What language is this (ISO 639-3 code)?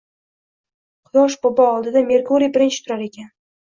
uzb